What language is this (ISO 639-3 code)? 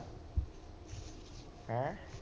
pan